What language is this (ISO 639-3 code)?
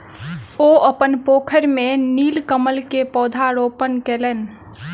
mai